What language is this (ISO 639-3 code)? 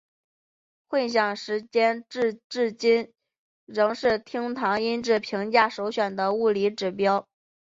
zho